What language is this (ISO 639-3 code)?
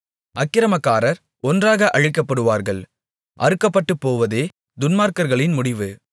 tam